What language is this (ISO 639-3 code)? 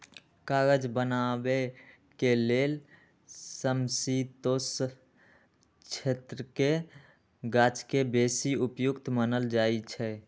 mag